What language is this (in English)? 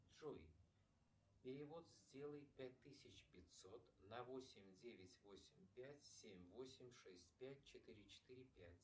Russian